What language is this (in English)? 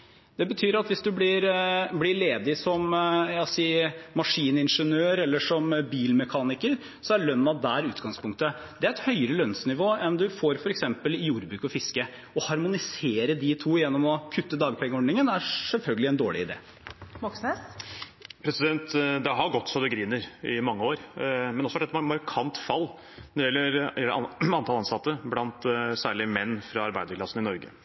Norwegian